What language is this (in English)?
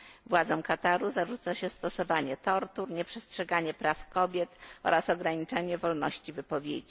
Polish